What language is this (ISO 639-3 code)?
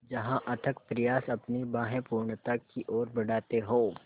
hin